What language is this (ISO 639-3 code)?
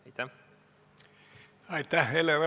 est